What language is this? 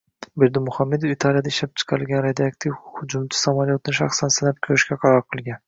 Uzbek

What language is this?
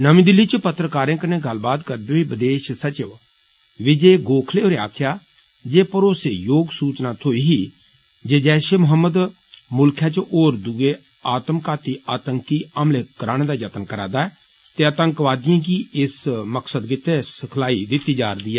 Dogri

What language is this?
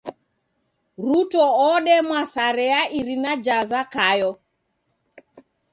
Taita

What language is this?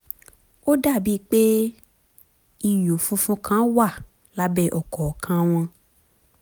Yoruba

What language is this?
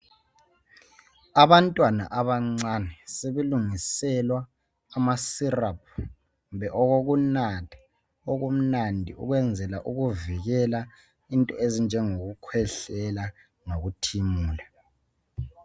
North Ndebele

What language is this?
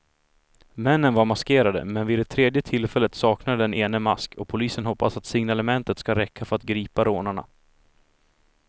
Swedish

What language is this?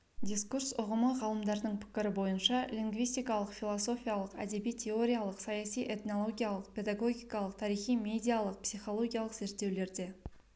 Kazakh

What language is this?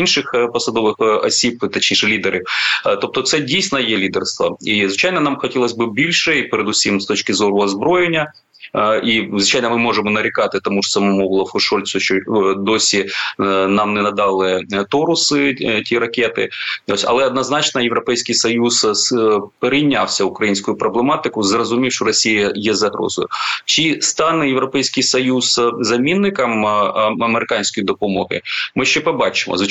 Ukrainian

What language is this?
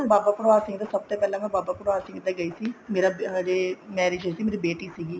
Punjabi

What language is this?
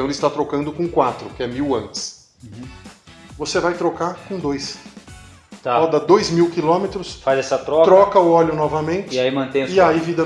Portuguese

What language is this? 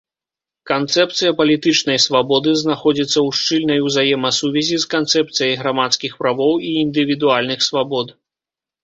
Belarusian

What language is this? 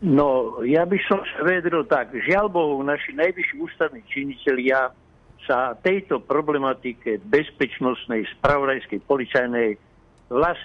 Slovak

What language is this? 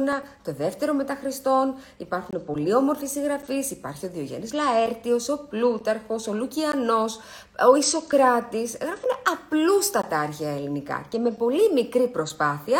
Greek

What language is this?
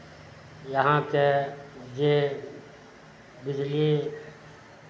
Maithili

